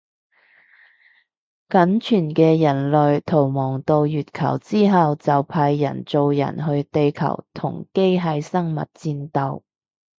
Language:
Cantonese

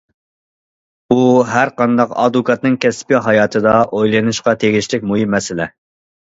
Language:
Uyghur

